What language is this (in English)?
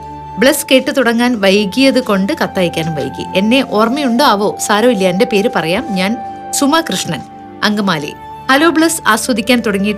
Malayalam